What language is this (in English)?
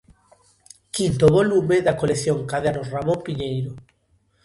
Galician